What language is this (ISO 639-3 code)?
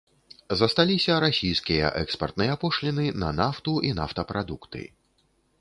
bel